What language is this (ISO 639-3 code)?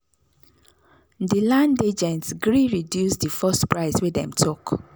pcm